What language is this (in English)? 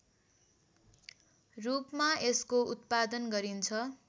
Nepali